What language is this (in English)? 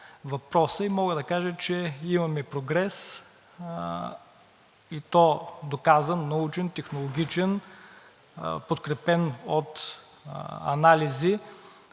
Bulgarian